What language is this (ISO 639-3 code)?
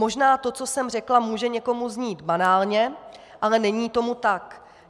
ces